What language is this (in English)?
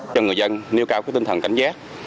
Vietnamese